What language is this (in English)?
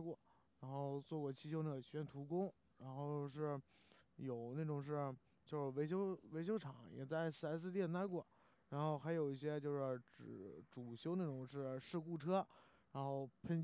Chinese